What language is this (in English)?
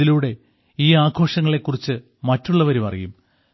Malayalam